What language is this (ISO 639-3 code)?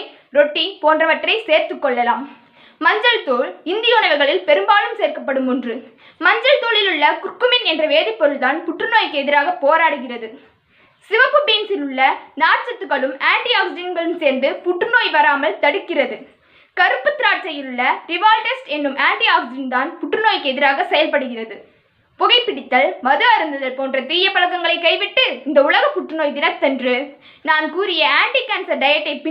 ron